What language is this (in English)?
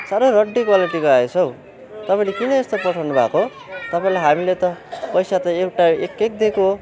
Nepali